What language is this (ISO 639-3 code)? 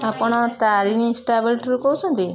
ori